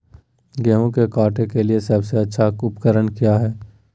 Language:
Magahi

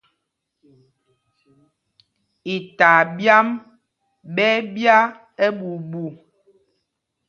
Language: Mpumpong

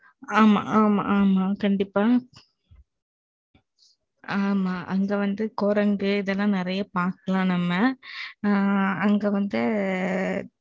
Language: Tamil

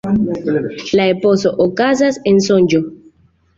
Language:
Esperanto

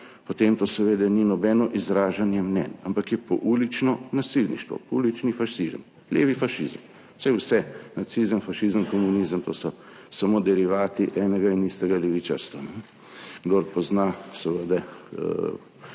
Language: Slovenian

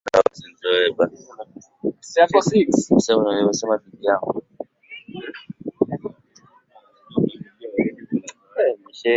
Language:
Swahili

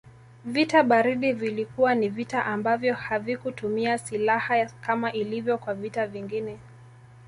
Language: Swahili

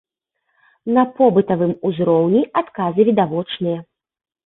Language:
Belarusian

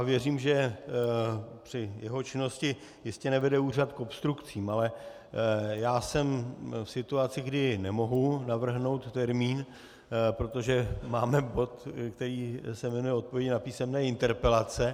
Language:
Czech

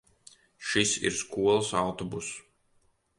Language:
Latvian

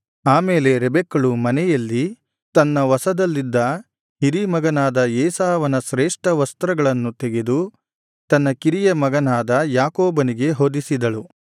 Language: Kannada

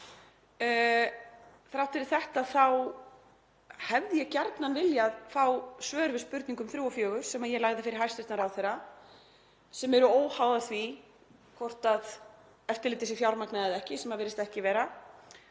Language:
Icelandic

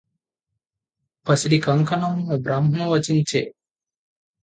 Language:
Telugu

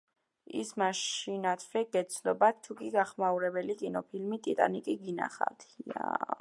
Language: Georgian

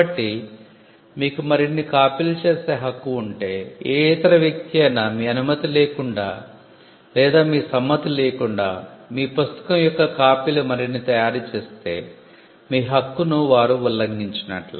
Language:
Telugu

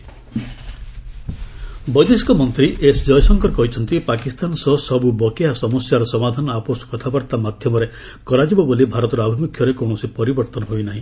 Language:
Odia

